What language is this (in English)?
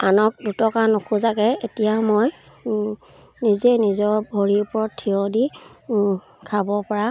Assamese